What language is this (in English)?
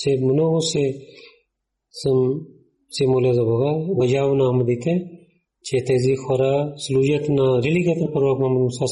Bulgarian